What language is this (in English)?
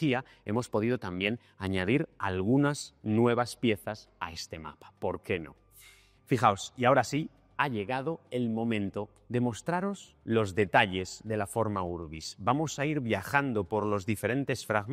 Spanish